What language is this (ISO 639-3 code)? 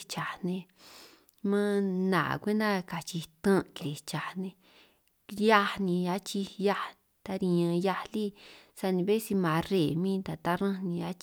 trq